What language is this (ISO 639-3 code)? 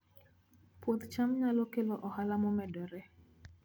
luo